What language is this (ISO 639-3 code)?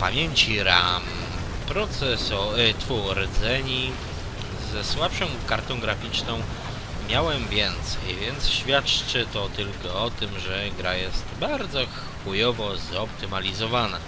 pol